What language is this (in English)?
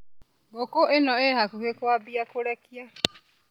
Kikuyu